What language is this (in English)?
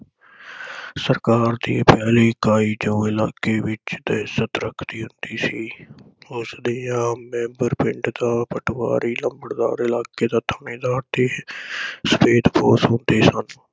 Punjabi